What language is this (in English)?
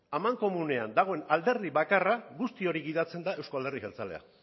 Basque